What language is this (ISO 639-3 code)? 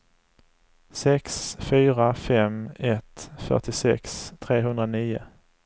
swe